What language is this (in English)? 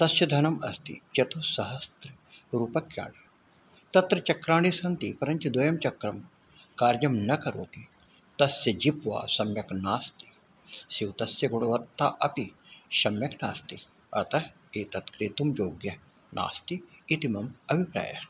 Sanskrit